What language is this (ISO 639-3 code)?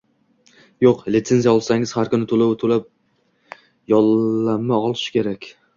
uzb